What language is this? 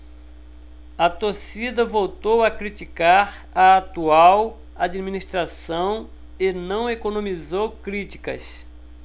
Portuguese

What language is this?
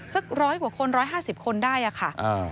Thai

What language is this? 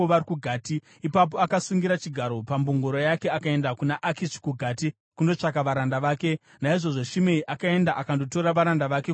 Shona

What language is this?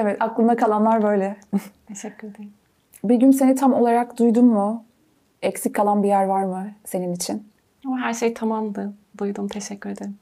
Turkish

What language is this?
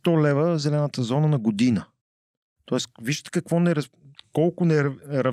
Bulgarian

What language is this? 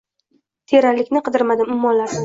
Uzbek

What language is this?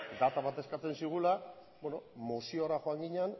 Basque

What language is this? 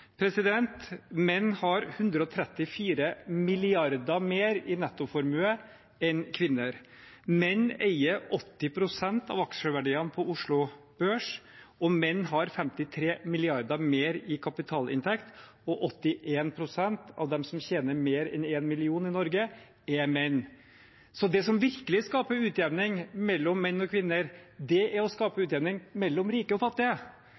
Norwegian Bokmål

